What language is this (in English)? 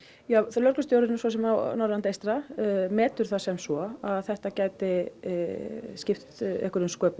Icelandic